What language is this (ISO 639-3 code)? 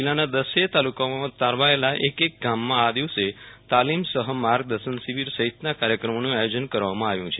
guj